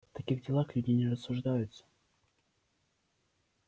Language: Russian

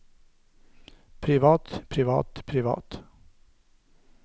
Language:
Norwegian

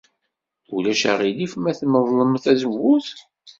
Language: Kabyle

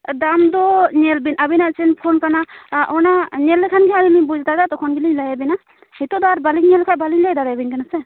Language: Santali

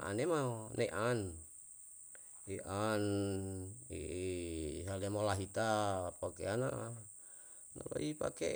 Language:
Yalahatan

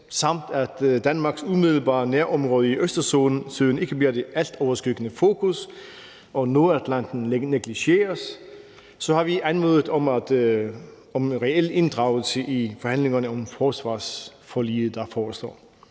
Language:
Danish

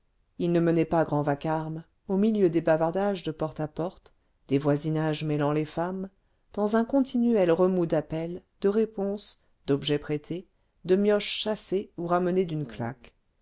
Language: French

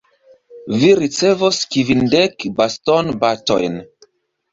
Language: Esperanto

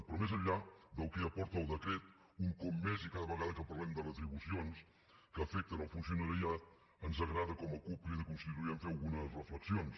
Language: Catalan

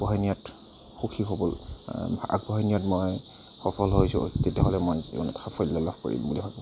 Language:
Assamese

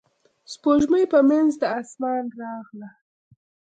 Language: Pashto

